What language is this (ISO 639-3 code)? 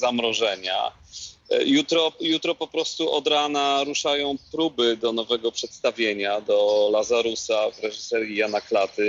pol